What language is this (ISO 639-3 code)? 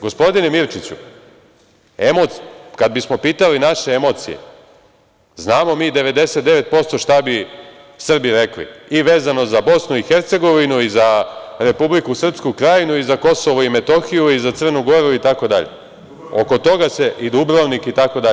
srp